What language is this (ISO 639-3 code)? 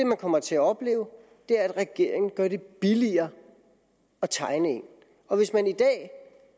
dan